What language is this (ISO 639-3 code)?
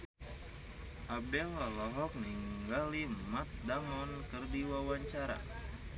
sun